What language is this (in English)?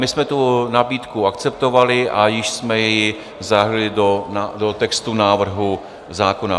Czech